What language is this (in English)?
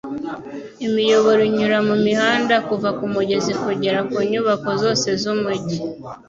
Kinyarwanda